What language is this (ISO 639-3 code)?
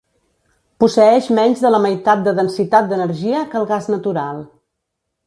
cat